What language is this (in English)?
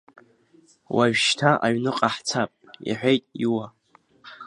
Abkhazian